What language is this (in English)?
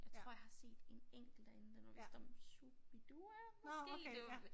Danish